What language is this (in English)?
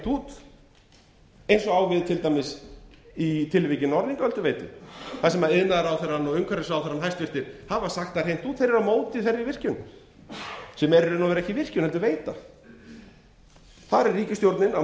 Icelandic